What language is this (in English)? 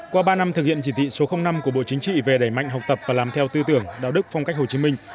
Vietnamese